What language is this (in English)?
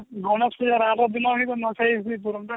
Odia